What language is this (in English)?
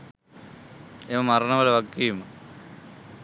Sinhala